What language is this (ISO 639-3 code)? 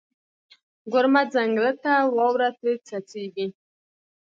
pus